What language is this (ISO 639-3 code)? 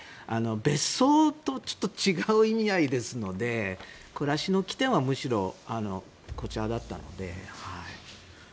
jpn